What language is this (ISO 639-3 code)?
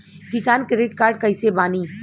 bho